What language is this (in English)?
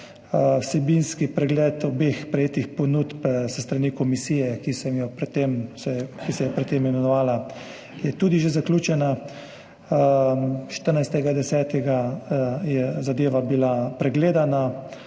Slovenian